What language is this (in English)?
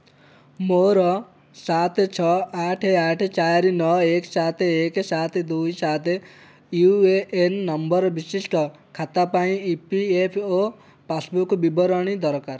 Odia